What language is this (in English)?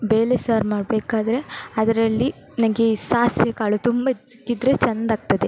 Kannada